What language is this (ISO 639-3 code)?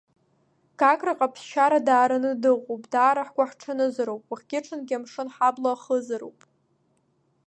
abk